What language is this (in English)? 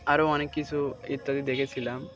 Bangla